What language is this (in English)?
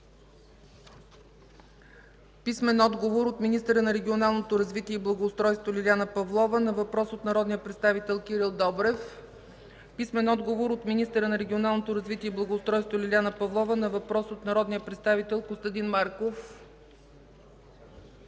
Bulgarian